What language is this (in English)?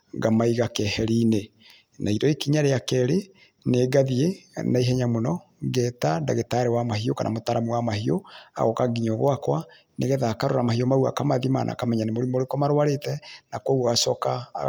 Kikuyu